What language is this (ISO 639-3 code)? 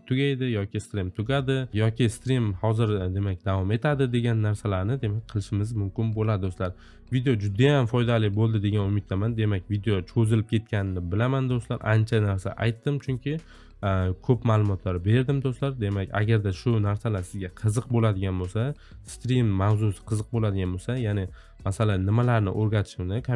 tur